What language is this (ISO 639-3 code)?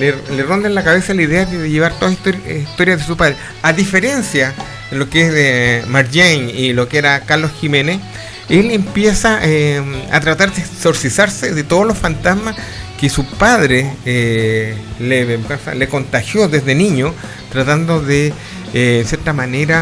spa